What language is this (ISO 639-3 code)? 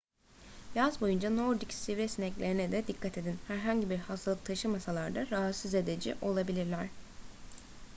tur